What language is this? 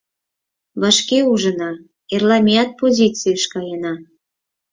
Mari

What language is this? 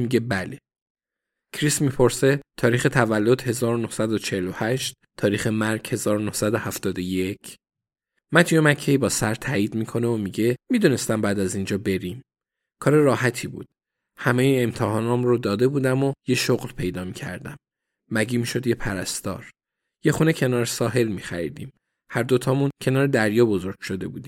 Persian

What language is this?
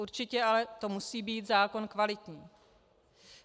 Czech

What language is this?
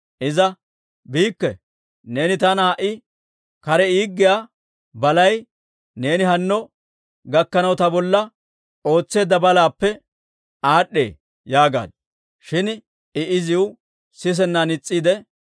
Dawro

